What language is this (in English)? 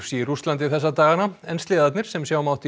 Icelandic